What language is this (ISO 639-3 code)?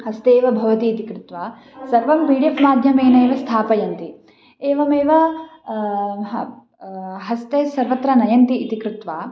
san